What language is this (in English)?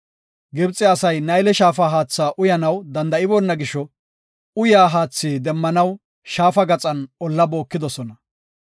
Gofa